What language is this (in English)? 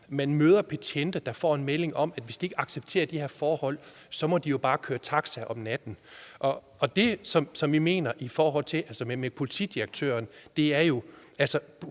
Danish